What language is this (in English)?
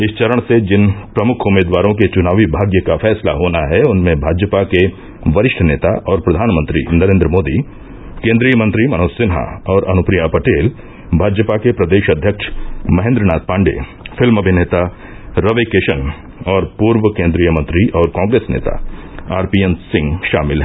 Hindi